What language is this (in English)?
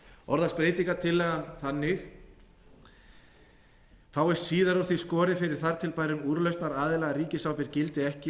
Icelandic